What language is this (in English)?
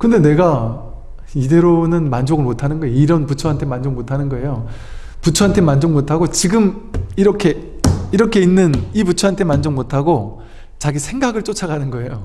Korean